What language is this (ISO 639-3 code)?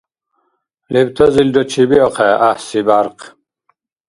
dar